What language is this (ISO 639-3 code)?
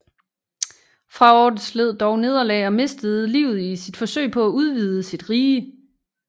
dan